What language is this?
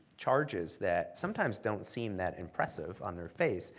English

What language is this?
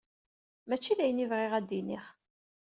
Kabyle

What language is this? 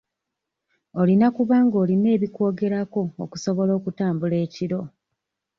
Ganda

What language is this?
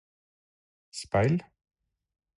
Norwegian Bokmål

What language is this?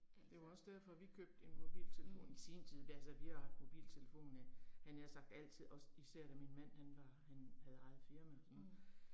Danish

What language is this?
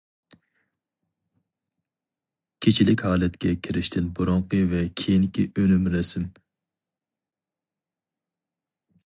Uyghur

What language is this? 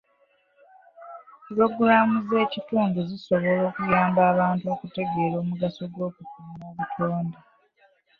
Ganda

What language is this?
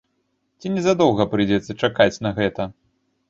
Belarusian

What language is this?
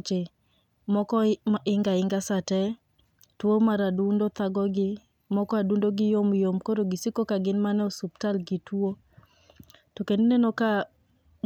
Luo (Kenya and Tanzania)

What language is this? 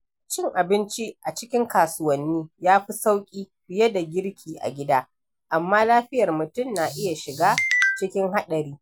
Hausa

